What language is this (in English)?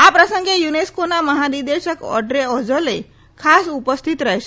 Gujarati